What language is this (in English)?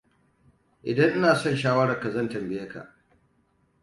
Hausa